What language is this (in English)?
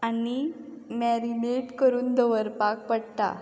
Konkani